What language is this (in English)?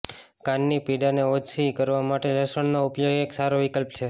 Gujarati